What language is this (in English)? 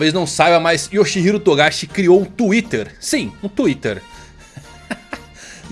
Portuguese